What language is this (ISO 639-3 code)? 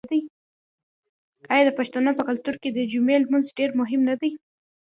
pus